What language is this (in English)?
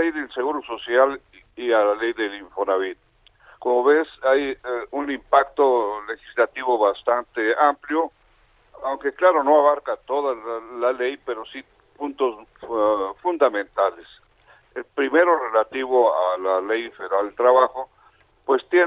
Spanish